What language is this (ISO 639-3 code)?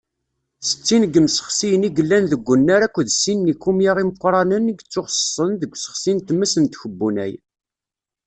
kab